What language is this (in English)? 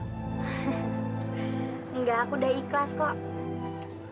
Indonesian